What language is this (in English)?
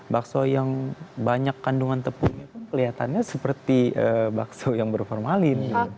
Indonesian